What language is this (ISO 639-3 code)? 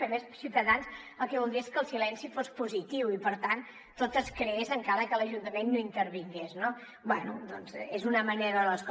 cat